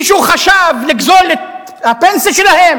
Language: Hebrew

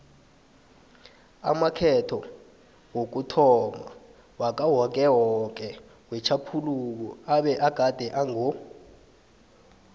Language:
South Ndebele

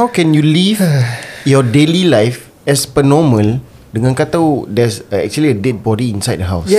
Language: Malay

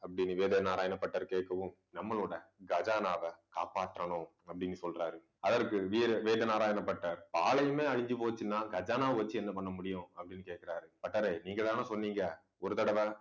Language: Tamil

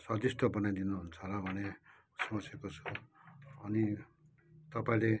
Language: Nepali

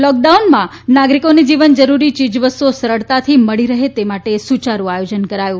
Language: Gujarati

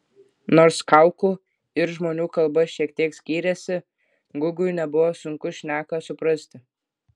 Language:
Lithuanian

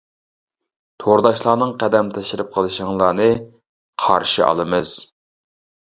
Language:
Uyghur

